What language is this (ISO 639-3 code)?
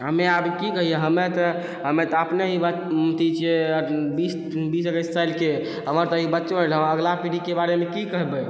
mai